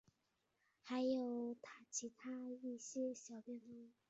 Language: Chinese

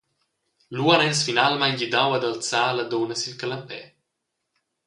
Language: Romansh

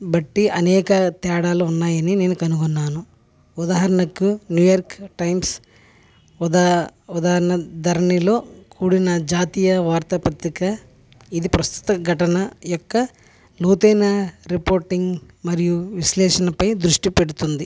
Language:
Telugu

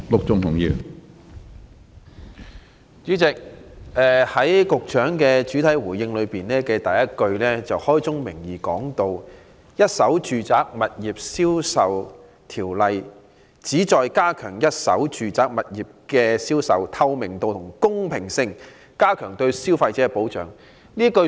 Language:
Cantonese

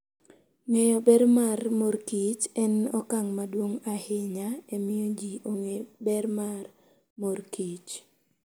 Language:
Luo (Kenya and Tanzania)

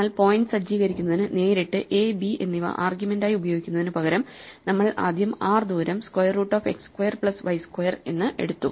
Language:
Malayalam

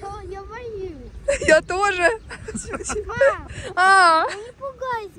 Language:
Russian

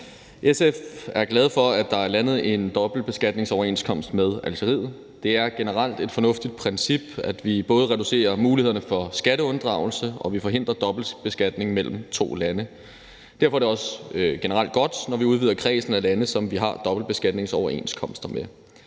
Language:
Danish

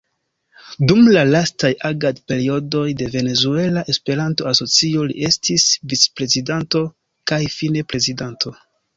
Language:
Esperanto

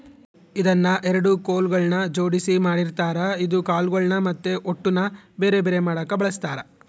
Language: Kannada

